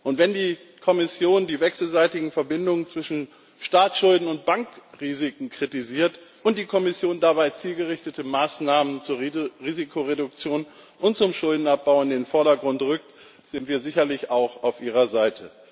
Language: German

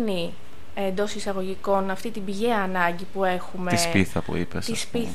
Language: Greek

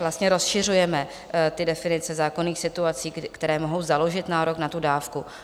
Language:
Czech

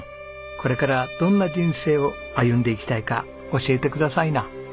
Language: Japanese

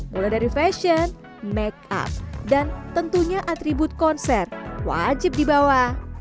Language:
Indonesian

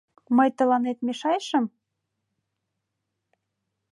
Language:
Mari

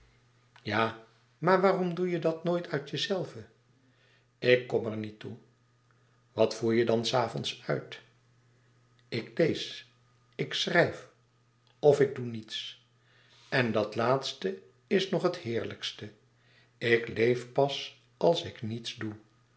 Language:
Dutch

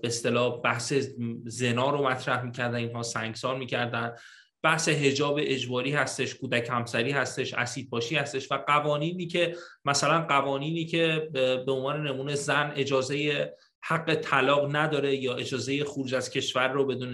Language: Persian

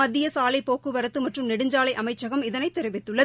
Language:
Tamil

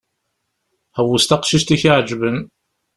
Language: Kabyle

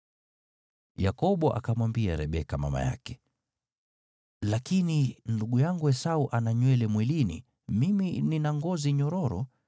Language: Swahili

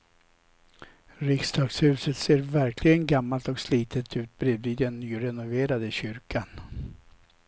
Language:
Swedish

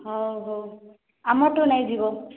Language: Odia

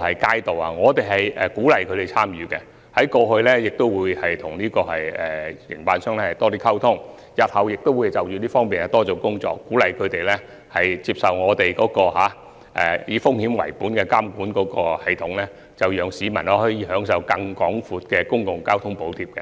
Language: Cantonese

